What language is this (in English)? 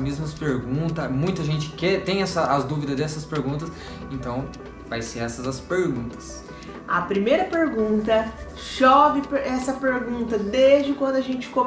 Portuguese